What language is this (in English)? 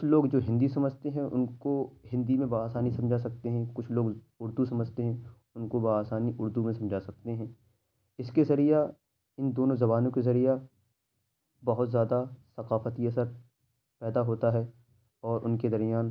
Urdu